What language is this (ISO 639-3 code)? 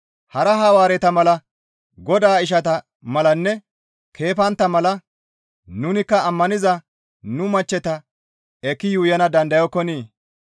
gmv